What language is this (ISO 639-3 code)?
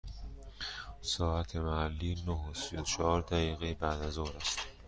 fas